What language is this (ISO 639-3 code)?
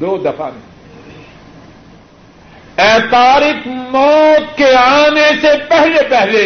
urd